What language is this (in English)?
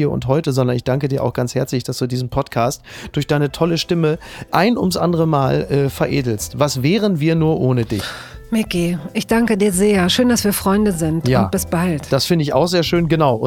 German